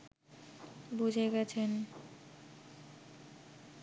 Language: Bangla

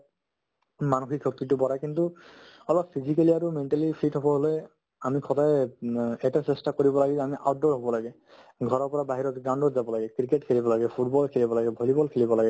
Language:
Assamese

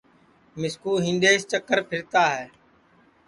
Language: Sansi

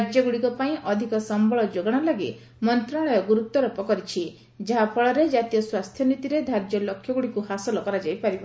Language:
Odia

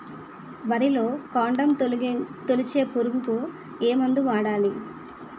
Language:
Telugu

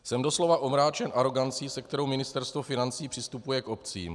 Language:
Czech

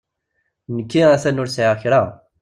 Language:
Kabyle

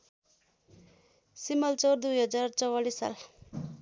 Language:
Nepali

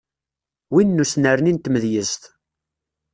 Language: Kabyle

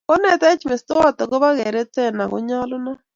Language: Kalenjin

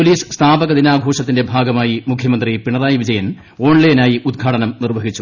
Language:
Malayalam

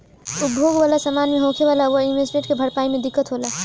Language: Bhojpuri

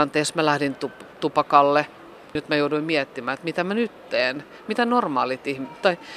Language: Finnish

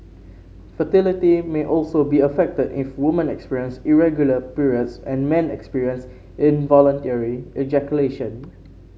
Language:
English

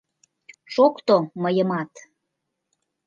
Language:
Mari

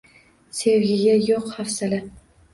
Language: Uzbek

